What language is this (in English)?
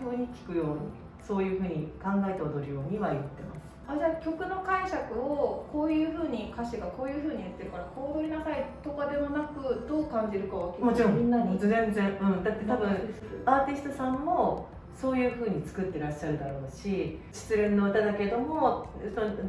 Japanese